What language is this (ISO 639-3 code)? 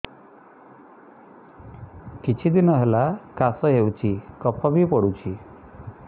ori